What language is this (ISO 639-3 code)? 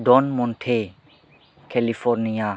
brx